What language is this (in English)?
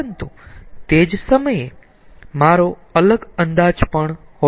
Gujarati